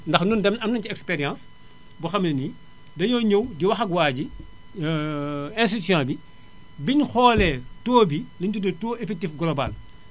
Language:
Wolof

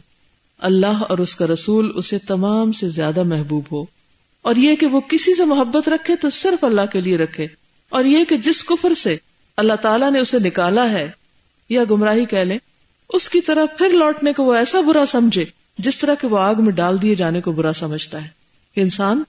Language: Urdu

